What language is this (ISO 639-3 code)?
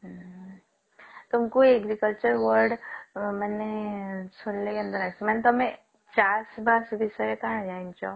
ori